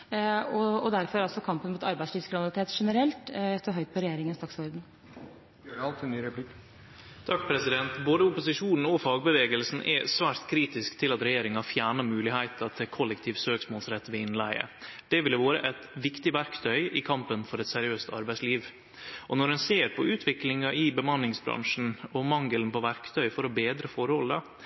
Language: Norwegian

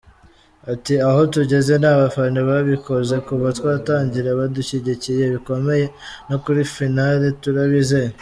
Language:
Kinyarwanda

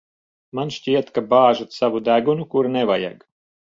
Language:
Latvian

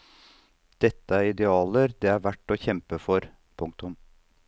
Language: Norwegian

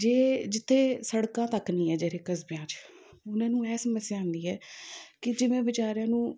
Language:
Punjabi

